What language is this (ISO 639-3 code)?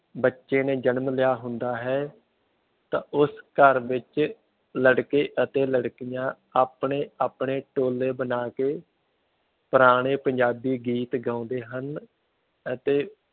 pan